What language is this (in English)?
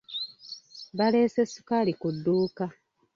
Ganda